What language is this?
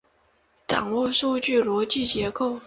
Chinese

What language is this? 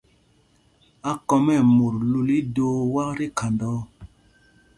Mpumpong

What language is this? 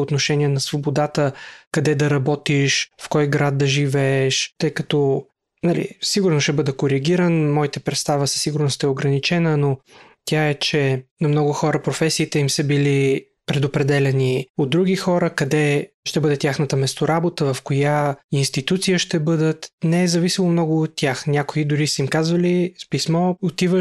Bulgarian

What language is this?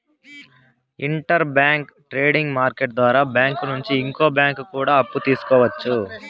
Telugu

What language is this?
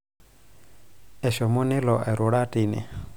Masai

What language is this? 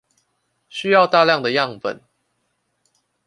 Chinese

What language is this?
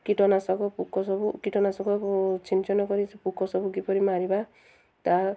Odia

